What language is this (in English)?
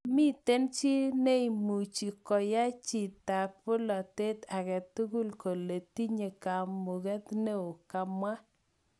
Kalenjin